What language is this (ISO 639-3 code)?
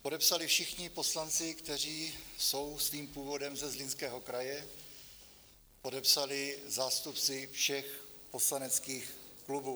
ces